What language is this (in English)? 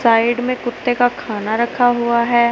Hindi